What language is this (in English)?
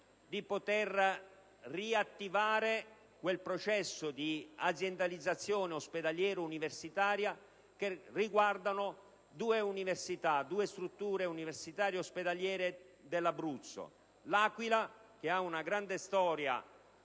Italian